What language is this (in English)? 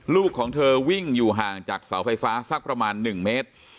Thai